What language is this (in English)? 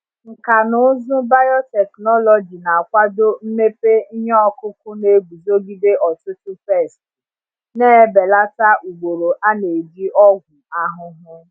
Igbo